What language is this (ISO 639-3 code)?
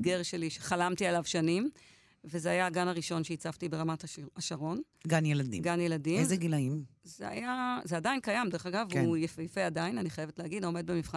heb